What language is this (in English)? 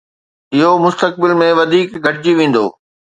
Sindhi